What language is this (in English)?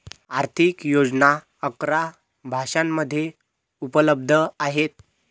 Marathi